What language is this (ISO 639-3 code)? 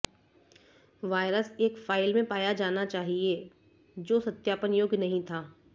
hin